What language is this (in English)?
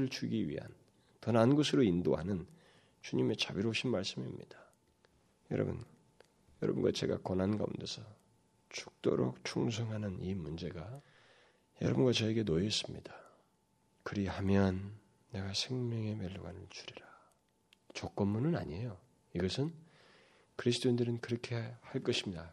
Korean